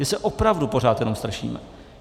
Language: Czech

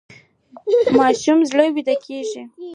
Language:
Pashto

